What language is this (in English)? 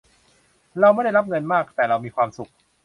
Thai